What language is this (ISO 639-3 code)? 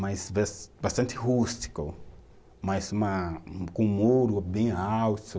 por